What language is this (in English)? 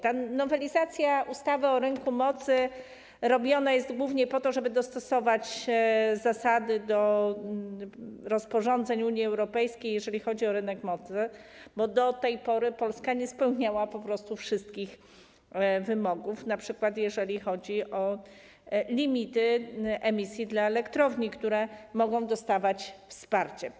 Polish